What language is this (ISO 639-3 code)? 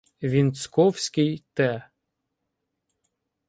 ukr